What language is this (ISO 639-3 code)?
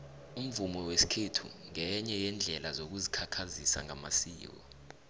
nbl